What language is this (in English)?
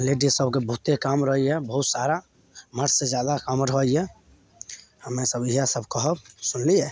Maithili